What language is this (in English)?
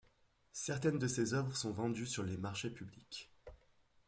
French